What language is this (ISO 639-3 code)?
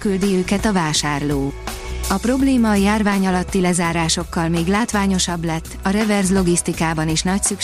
hun